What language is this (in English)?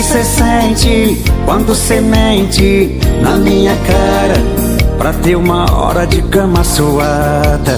Portuguese